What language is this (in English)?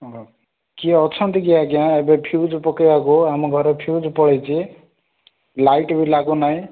Odia